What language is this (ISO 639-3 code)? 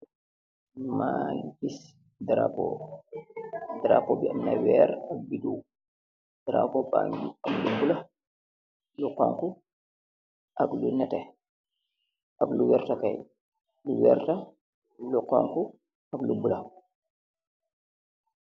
wol